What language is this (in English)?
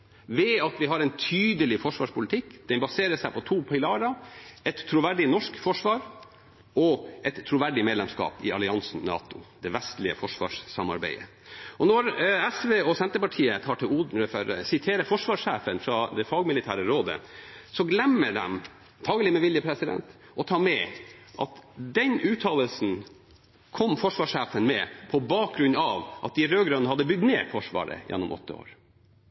Norwegian Bokmål